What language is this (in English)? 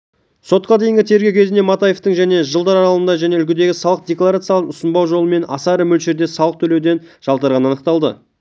Kazakh